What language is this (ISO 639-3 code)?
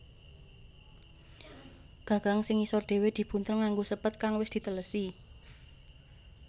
jav